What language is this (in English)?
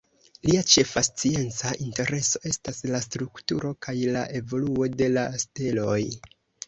Esperanto